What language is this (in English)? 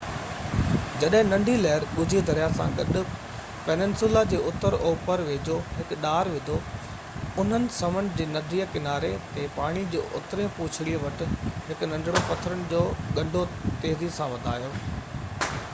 Sindhi